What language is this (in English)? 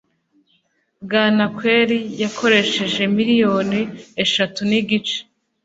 Kinyarwanda